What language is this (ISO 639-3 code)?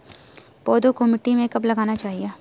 hin